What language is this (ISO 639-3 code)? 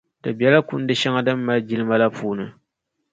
dag